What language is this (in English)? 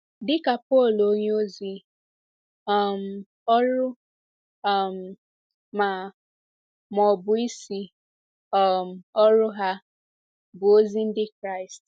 Igbo